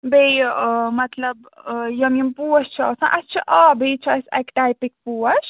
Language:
Kashmiri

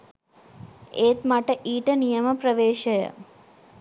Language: Sinhala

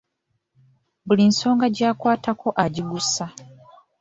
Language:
Ganda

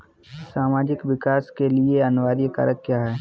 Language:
Hindi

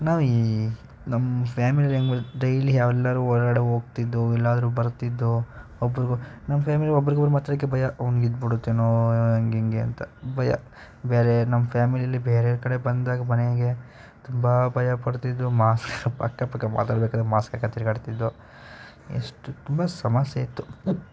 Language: Kannada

